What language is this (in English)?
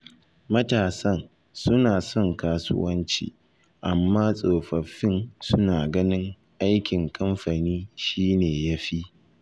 Hausa